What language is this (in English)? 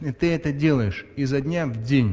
Russian